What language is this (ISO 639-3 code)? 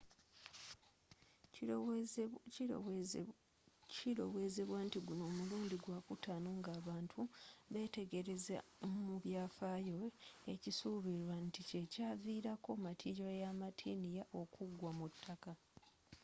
lug